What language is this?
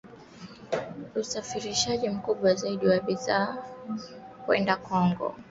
Swahili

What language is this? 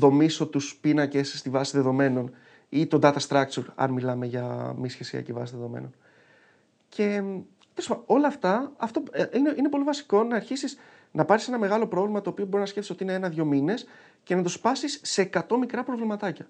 Greek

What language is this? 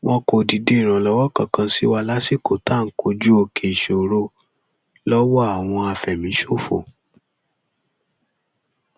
Yoruba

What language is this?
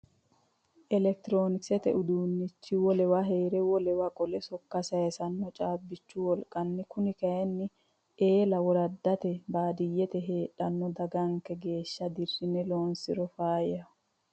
Sidamo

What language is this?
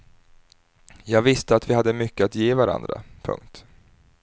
Swedish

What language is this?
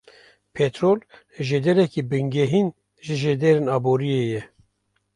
Kurdish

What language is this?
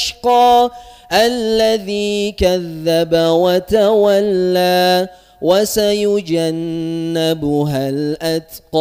Arabic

